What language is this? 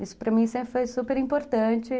Portuguese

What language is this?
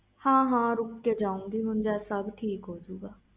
Punjabi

